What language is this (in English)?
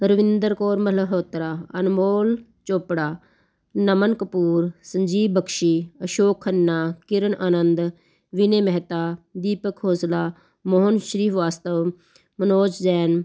Punjabi